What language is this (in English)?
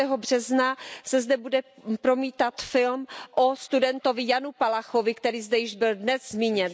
Czech